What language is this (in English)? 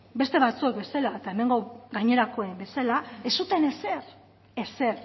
Basque